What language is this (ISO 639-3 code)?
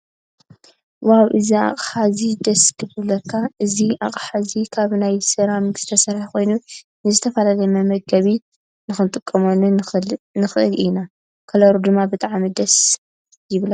tir